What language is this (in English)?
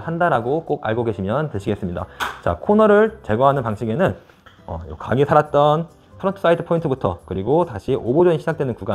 Korean